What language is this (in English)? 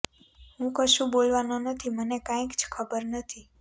Gujarati